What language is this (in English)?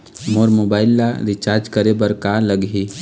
Chhattisgarhi